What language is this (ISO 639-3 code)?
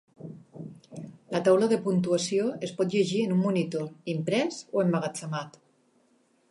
cat